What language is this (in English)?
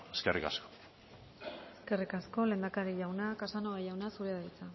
Basque